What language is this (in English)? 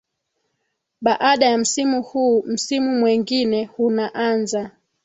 Swahili